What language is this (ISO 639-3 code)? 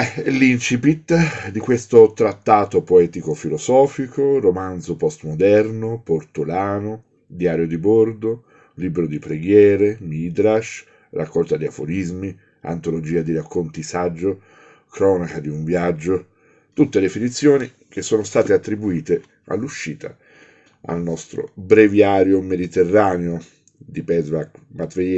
ita